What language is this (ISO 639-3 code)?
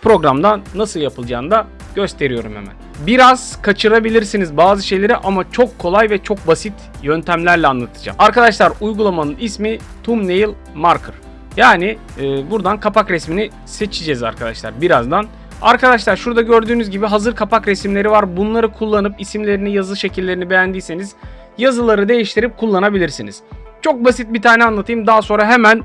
tur